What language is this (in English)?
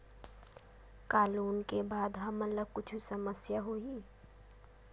Chhattisgarhi